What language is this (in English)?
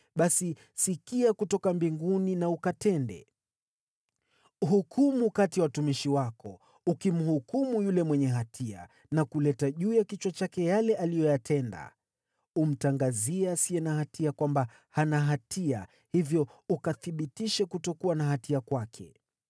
Swahili